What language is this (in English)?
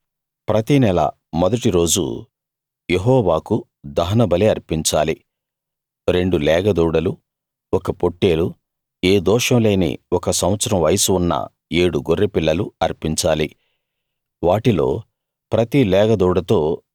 Telugu